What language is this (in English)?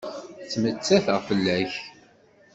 Kabyle